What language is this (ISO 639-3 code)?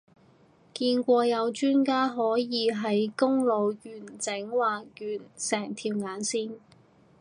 yue